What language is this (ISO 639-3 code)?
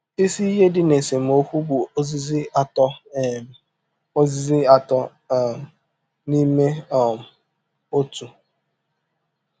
ibo